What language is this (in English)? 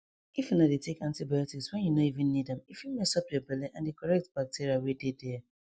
Nigerian Pidgin